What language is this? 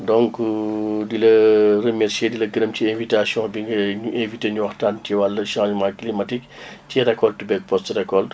Wolof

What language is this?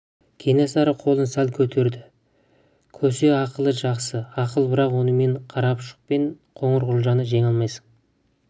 Kazakh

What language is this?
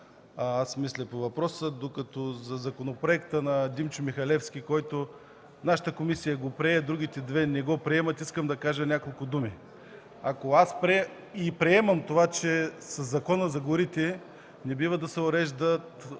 Bulgarian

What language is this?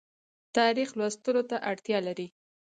Pashto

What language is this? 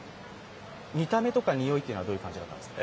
Japanese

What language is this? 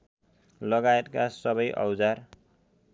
Nepali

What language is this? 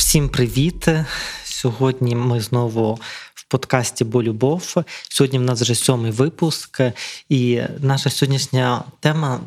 Ukrainian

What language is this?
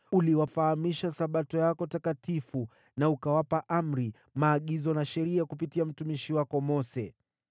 Swahili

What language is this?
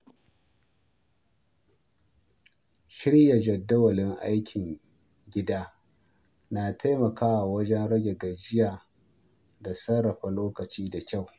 Hausa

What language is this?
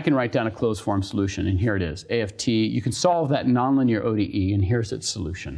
English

